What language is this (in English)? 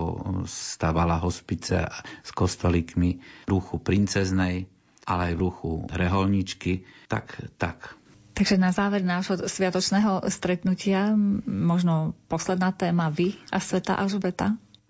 Slovak